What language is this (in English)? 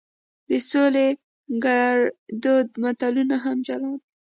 Pashto